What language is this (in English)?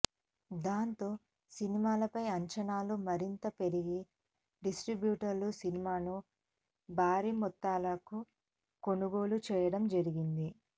Telugu